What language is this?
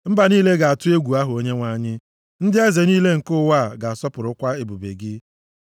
Igbo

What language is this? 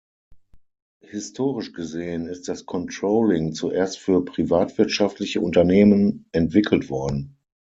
German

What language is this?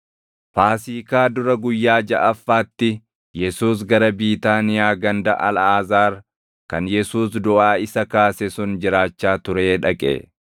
Oromo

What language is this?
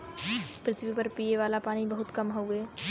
Bhojpuri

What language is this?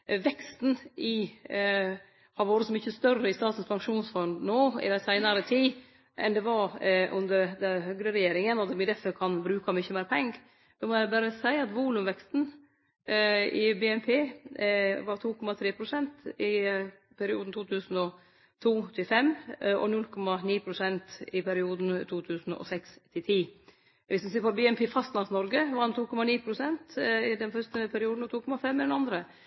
Norwegian Nynorsk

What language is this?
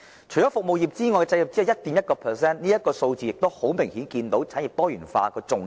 Cantonese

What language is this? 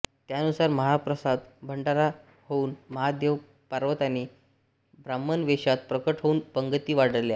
Marathi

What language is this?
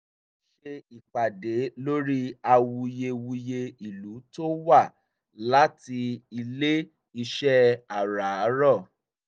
Yoruba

